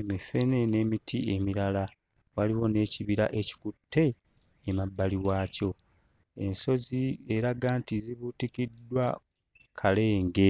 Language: Ganda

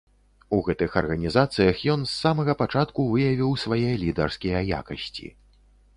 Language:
Belarusian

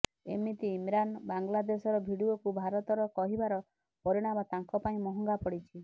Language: Odia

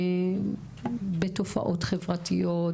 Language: Hebrew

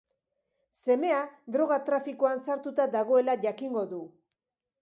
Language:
Basque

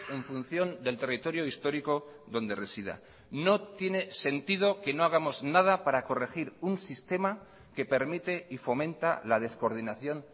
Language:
Spanish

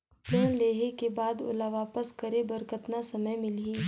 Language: Chhattisgarhi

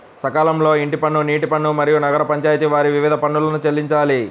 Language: Telugu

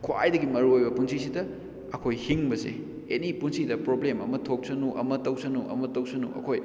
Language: Manipuri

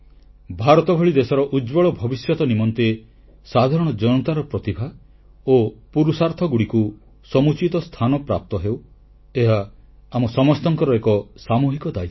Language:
Odia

